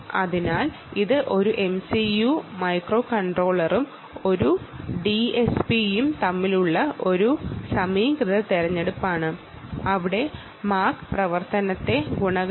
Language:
Malayalam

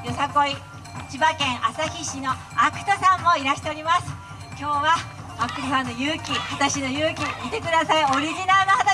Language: Japanese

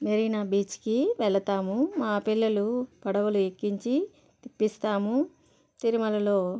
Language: Telugu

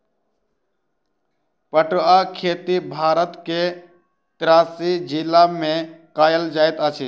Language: Maithili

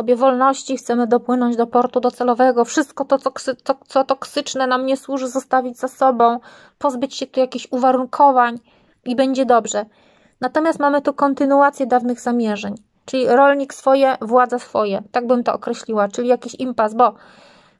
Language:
Polish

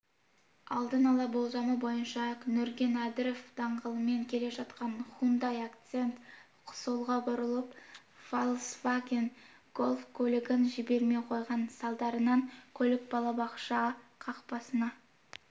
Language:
Kazakh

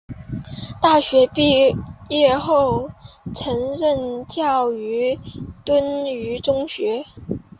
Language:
Chinese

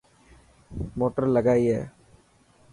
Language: Dhatki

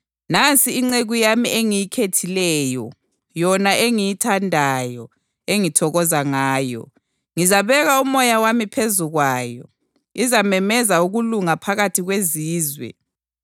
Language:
North Ndebele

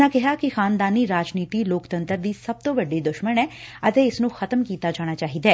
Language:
Punjabi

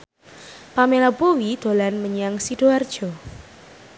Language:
Javanese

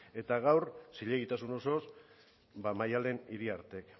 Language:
Basque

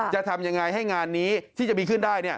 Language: Thai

